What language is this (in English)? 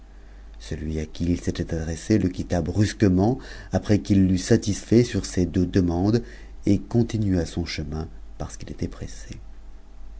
French